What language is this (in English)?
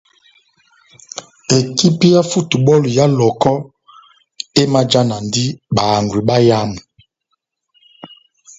Batanga